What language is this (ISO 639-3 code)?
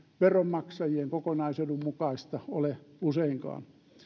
fin